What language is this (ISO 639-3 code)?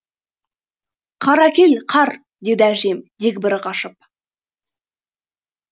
kaz